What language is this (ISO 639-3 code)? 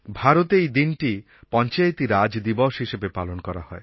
ben